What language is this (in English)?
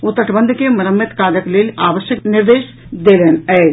Maithili